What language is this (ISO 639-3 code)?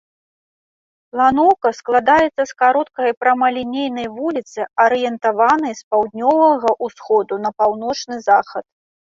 bel